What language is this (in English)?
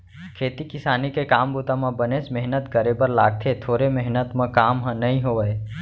Chhattisgarhi